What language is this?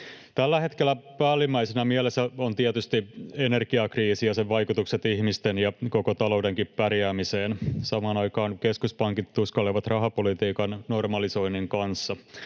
Finnish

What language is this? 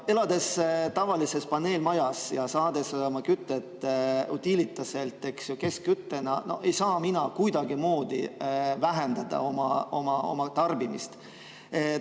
Estonian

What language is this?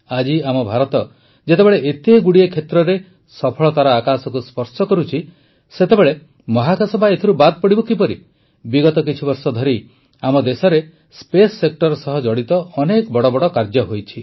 Odia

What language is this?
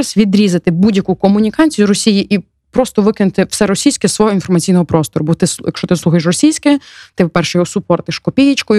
Ukrainian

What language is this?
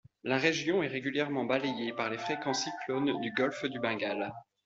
French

